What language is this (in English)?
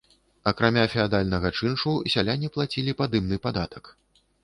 Belarusian